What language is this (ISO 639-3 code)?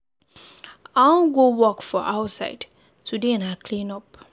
pcm